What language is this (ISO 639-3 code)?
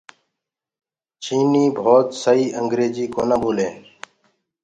ggg